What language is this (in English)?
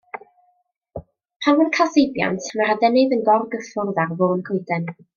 Welsh